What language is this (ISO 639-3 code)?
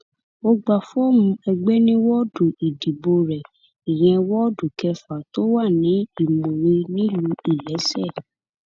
yor